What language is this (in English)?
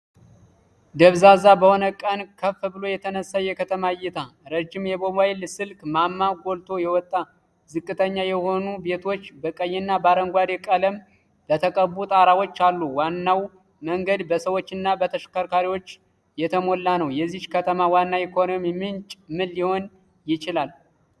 Amharic